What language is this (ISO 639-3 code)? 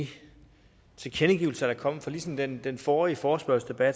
dan